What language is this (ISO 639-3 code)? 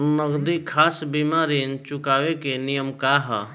bho